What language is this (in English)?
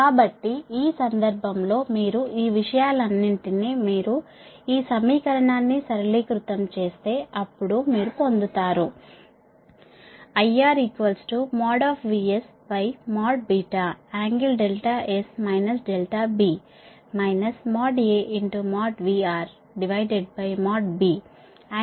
Telugu